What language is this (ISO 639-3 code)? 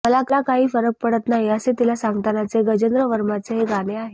mar